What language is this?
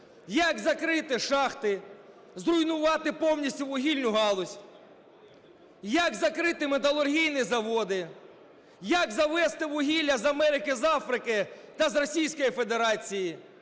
Ukrainian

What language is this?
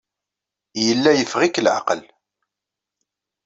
Kabyle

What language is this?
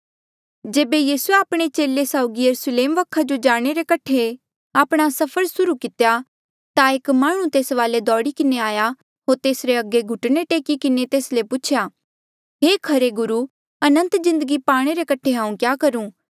Mandeali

